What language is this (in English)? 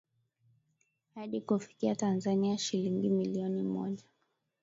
Swahili